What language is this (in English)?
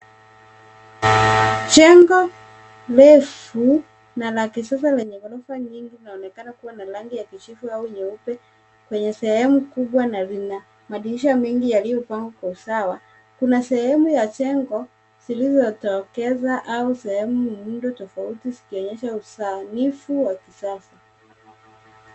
Swahili